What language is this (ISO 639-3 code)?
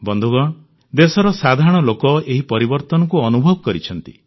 ori